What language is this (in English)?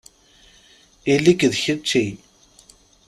Kabyle